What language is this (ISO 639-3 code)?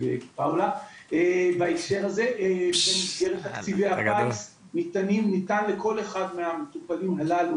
heb